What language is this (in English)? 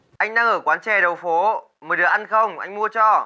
Vietnamese